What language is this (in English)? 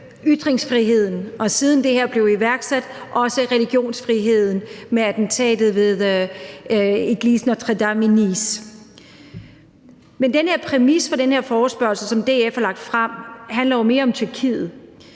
Danish